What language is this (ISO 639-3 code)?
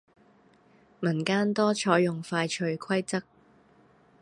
yue